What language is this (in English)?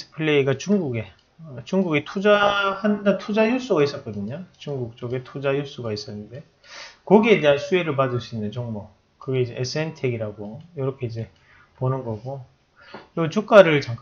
Korean